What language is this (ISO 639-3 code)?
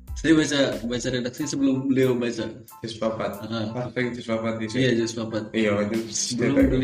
ind